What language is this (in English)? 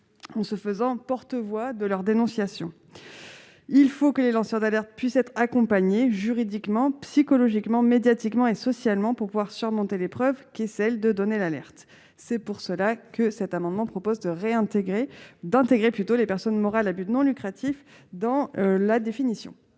French